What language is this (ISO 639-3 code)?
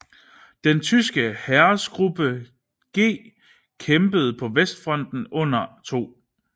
dan